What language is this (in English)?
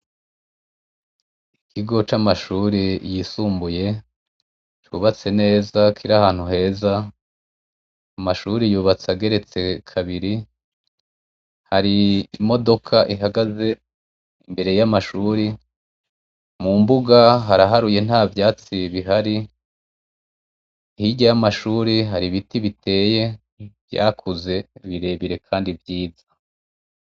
Rundi